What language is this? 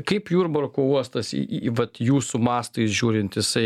Lithuanian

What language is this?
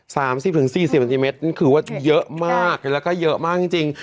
Thai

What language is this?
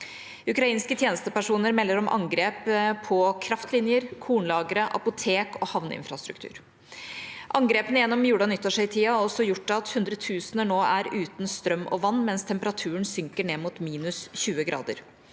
Norwegian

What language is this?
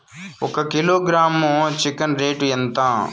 Telugu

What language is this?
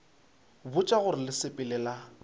Northern Sotho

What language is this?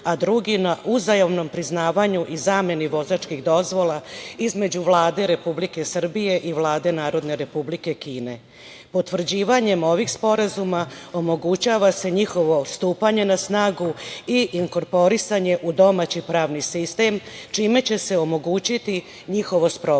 Serbian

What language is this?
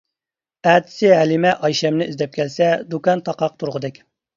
Uyghur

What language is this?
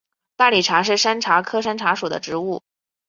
Chinese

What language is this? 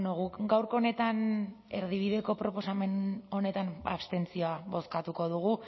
Basque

